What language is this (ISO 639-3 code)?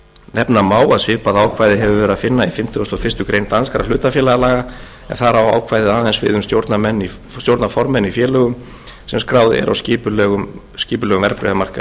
isl